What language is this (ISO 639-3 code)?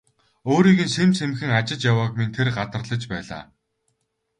mon